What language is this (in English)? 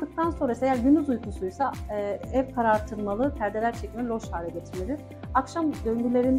Turkish